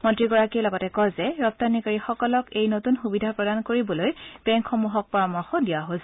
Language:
Assamese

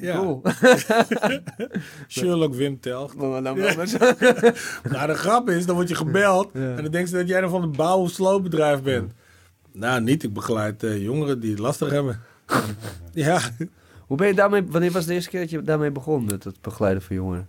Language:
Dutch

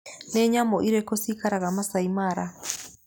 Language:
Kikuyu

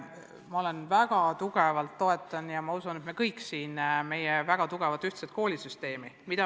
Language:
Estonian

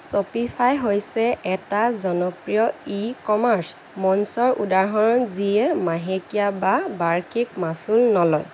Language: Assamese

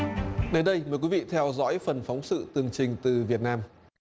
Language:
Vietnamese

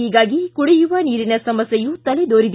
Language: Kannada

